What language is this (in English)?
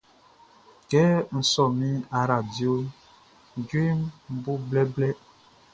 Baoulé